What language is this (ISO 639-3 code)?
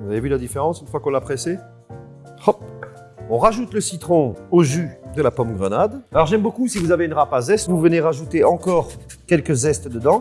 fra